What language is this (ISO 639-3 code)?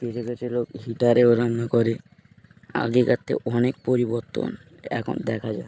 ben